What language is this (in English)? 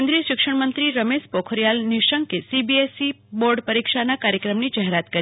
Gujarati